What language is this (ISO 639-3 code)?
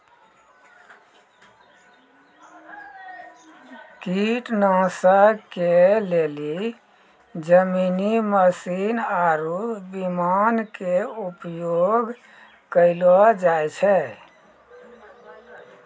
mai